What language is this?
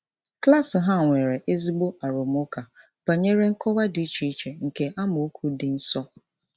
Igbo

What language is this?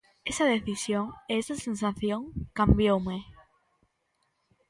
Galician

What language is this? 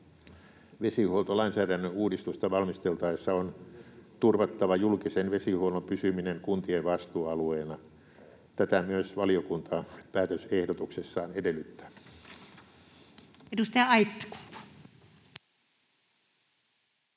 Finnish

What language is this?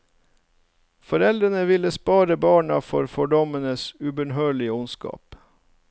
Norwegian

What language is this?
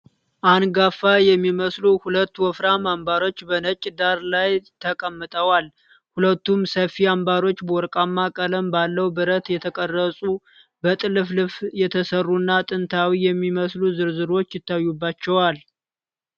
Amharic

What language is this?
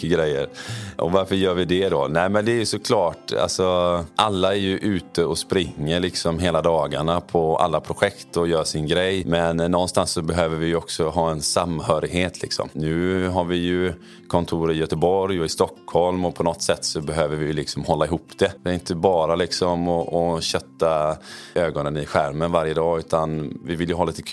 Swedish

